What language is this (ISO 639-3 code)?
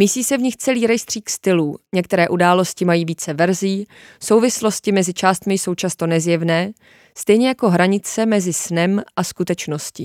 ces